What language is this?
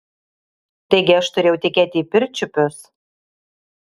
Lithuanian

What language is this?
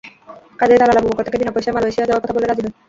Bangla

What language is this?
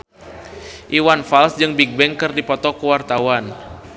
Sundanese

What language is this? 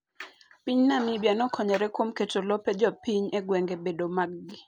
Luo (Kenya and Tanzania)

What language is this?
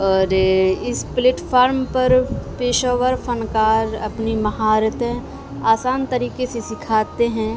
Urdu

